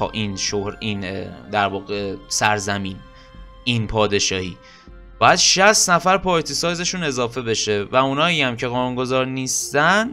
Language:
Persian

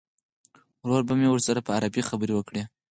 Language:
Pashto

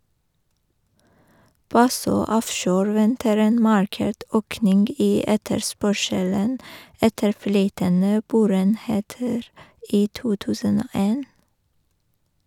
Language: Norwegian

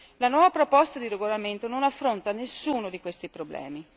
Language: Italian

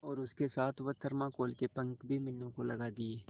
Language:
Hindi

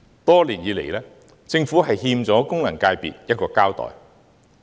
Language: Cantonese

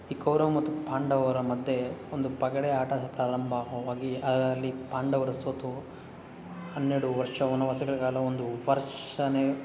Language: Kannada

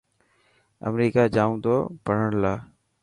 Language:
Dhatki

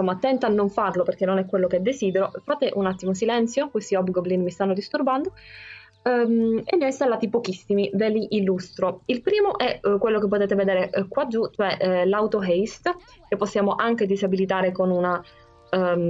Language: Italian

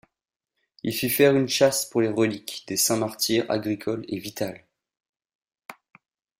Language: French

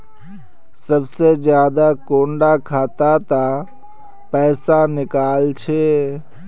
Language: Magahi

